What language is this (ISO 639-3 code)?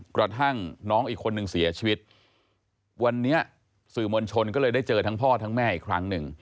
tha